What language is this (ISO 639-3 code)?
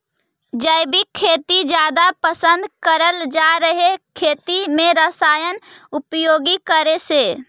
mag